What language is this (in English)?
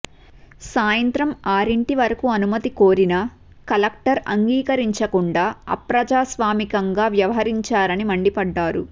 Telugu